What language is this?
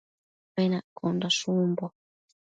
Matsés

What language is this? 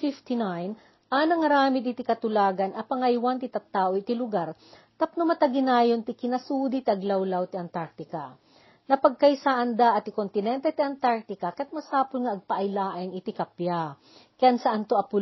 Filipino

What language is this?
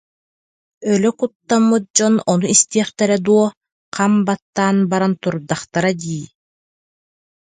Yakut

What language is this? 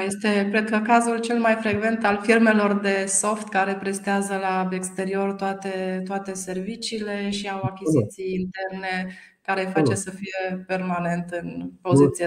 Romanian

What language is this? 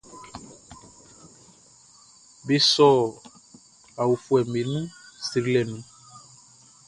Baoulé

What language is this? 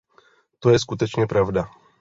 Czech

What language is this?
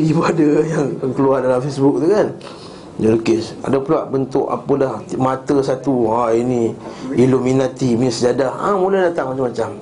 Malay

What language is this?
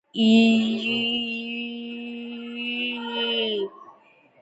Georgian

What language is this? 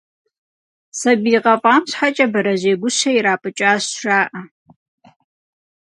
Kabardian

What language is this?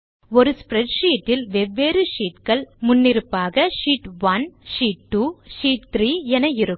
Tamil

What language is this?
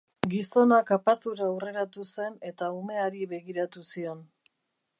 Basque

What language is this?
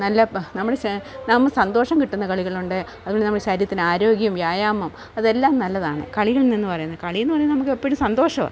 Malayalam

